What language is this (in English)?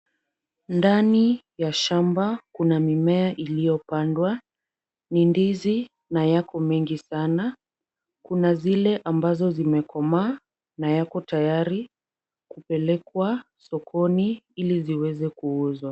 Swahili